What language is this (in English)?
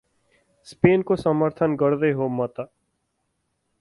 Nepali